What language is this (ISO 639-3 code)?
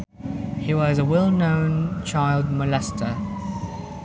sun